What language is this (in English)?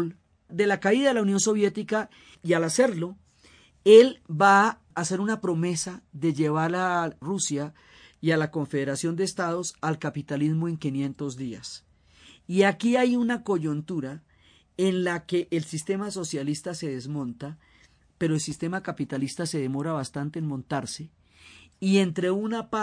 Spanish